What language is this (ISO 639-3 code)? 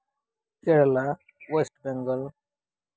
sat